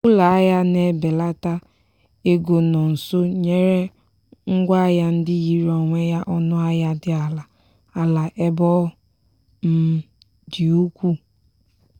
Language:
Igbo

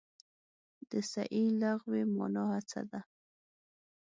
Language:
Pashto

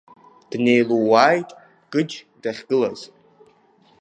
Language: Abkhazian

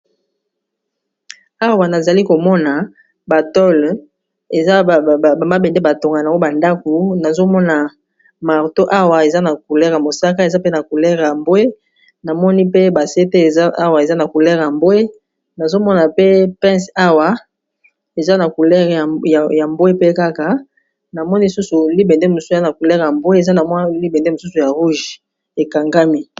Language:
Lingala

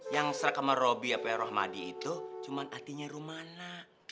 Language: Indonesian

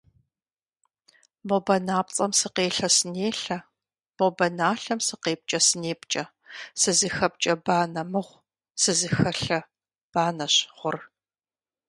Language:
Kabardian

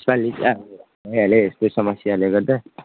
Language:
Nepali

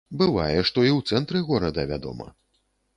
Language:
Belarusian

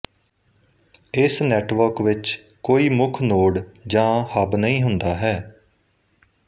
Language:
Punjabi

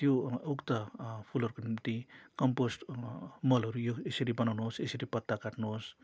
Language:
Nepali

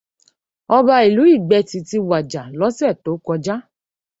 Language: Yoruba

